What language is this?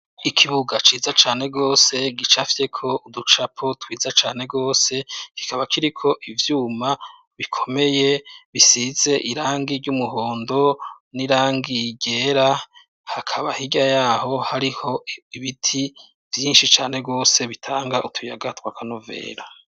Rundi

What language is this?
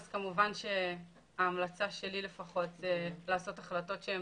Hebrew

